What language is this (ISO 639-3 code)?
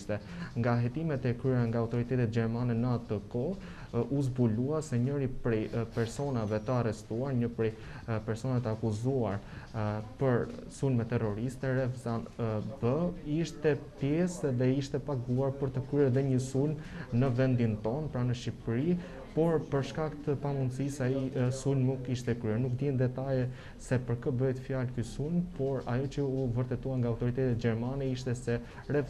ron